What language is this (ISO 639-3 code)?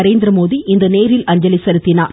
tam